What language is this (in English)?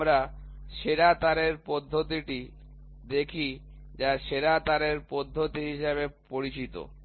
Bangla